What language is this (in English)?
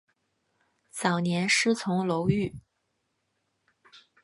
Chinese